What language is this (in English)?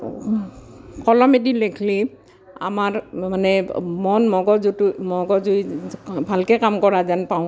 Assamese